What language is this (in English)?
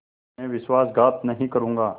Hindi